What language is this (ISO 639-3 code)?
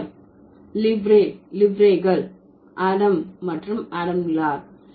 tam